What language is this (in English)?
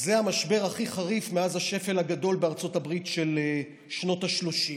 Hebrew